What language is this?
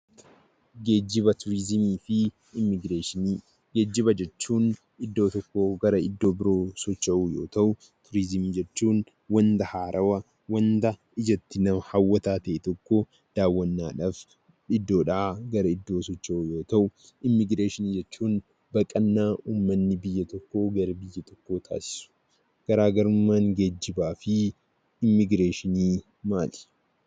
Oromo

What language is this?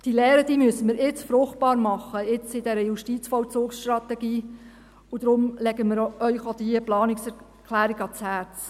Swiss German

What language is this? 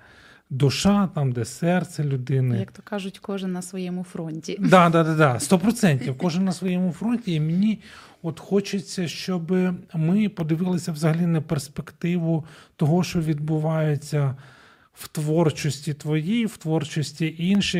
Ukrainian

